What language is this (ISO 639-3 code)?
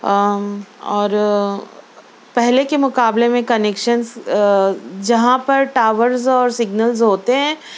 urd